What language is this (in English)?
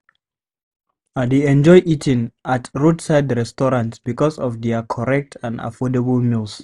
Nigerian Pidgin